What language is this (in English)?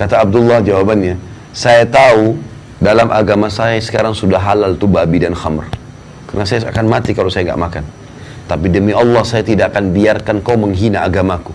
Indonesian